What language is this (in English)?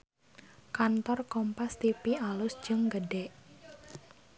Sundanese